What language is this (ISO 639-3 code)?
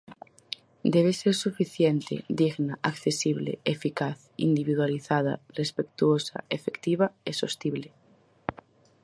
glg